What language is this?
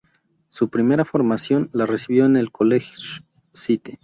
Spanish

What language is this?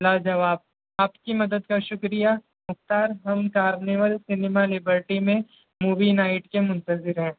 Urdu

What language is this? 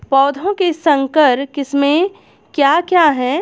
Hindi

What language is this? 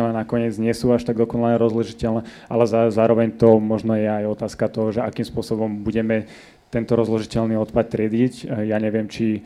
Slovak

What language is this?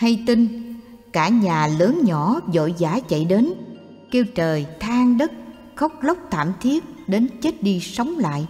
Vietnamese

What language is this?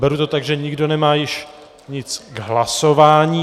Czech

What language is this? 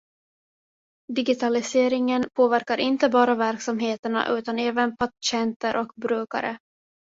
Swedish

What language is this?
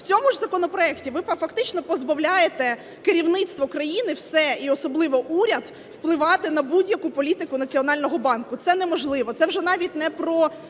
Ukrainian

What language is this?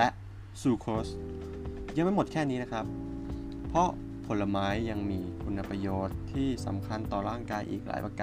Thai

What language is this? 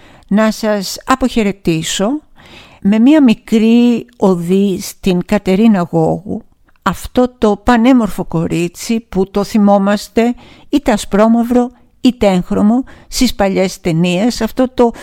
Greek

